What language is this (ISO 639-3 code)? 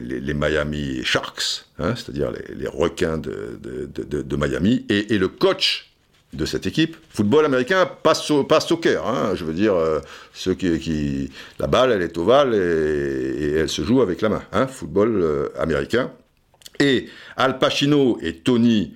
fra